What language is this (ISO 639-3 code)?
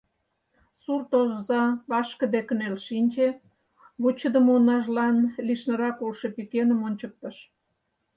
chm